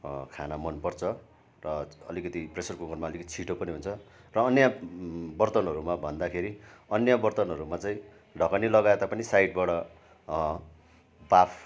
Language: Nepali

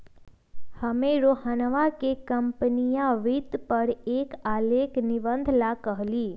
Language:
Magahi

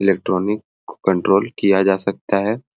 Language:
Sadri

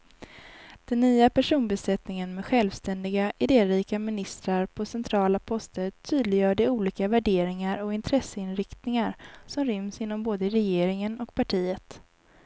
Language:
Swedish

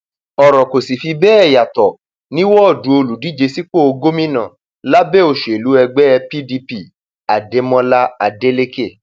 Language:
Yoruba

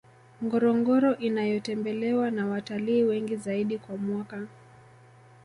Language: Swahili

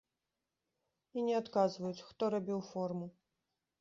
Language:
Belarusian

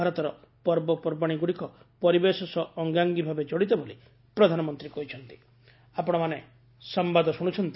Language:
Odia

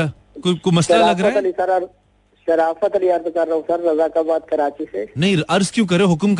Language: Hindi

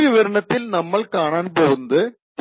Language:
Malayalam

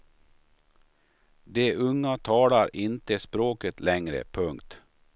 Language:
Swedish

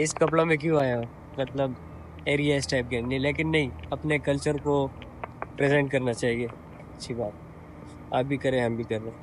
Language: Hindi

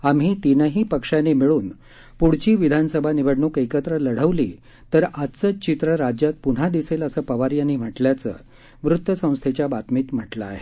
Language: Marathi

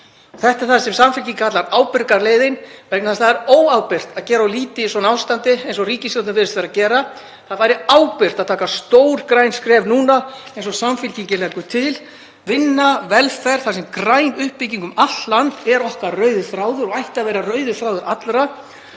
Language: Icelandic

